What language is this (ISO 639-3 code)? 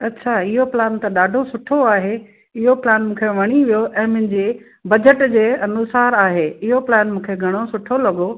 snd